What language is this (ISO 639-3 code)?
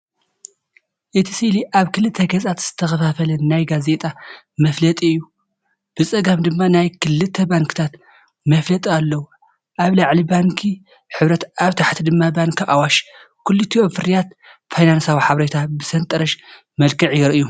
tir